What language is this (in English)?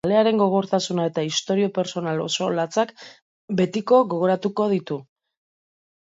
Basque